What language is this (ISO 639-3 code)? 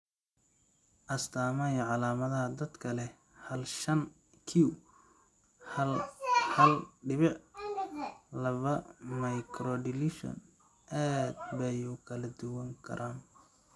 som